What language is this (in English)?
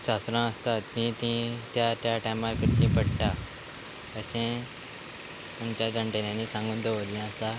Konkani